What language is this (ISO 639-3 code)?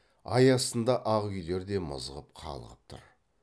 kaz